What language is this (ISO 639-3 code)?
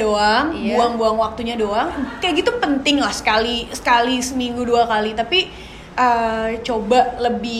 ind